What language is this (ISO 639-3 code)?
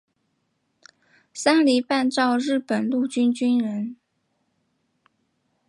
zho